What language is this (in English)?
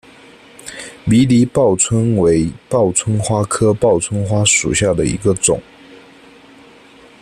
Chinese